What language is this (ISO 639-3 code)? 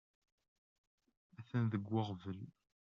kab